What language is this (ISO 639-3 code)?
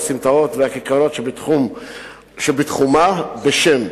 heb